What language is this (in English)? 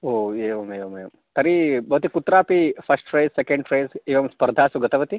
Sanskrit